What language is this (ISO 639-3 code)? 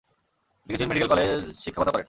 ben